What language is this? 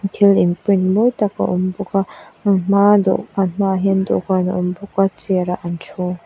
Mizo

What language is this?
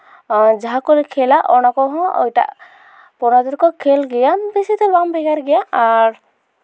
Santali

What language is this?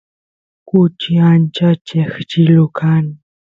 Santiago del Estero Quichua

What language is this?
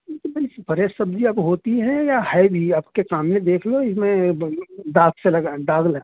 Urdu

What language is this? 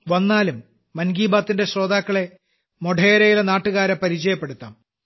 Malayalam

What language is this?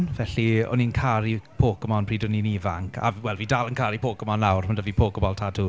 Welsh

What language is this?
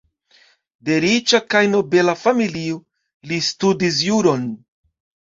Esperanto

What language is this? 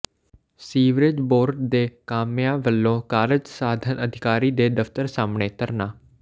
Punjabi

